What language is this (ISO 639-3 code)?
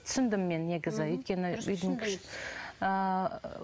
kaz